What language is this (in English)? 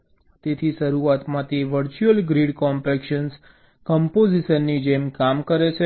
Gujarati